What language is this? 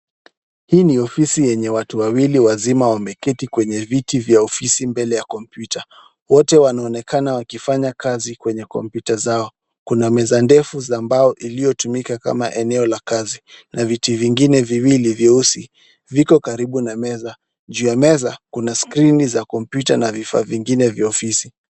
Swahili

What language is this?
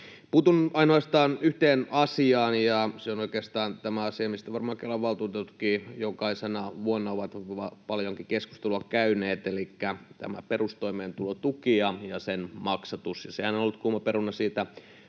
Finnish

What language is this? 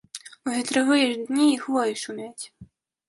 Belarusian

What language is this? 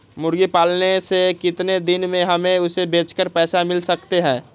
Magahi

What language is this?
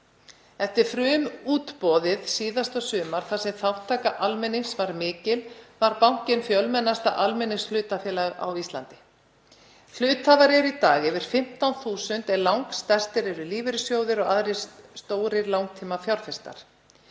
Icelandic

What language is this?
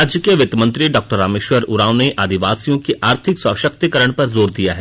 Hindi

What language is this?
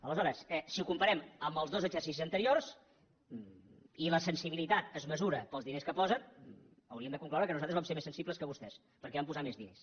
Catalan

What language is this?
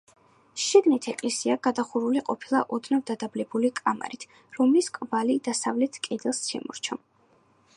Georgian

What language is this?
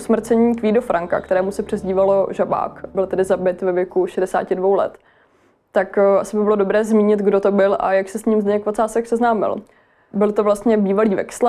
Czech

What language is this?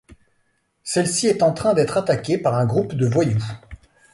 French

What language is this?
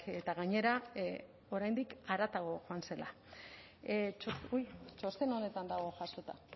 Basque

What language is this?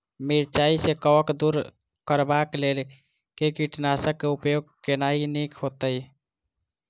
Maithili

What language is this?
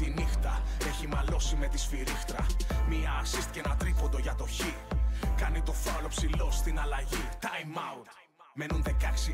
Greek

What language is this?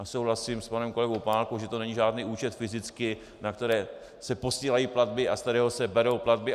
Czech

